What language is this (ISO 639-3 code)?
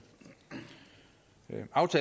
dan